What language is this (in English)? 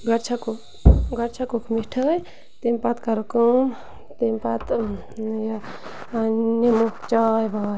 Kashmiri